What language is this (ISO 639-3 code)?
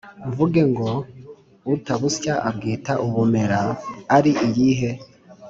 kin